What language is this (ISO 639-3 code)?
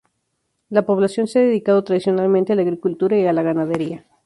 spa